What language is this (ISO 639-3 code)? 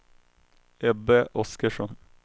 swe